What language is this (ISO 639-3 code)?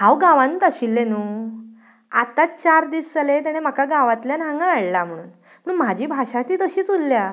kok